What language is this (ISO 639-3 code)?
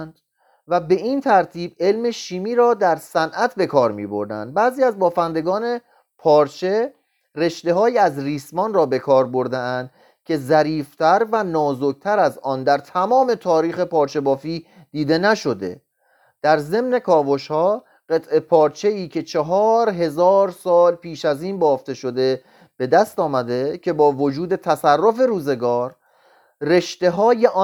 fas